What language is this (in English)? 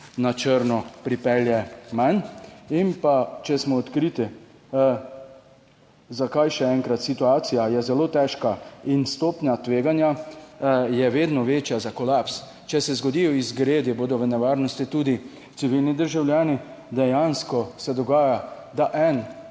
Slovenian